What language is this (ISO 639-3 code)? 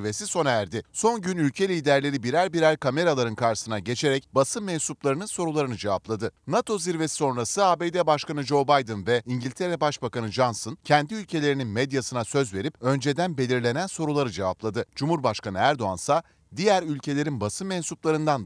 tur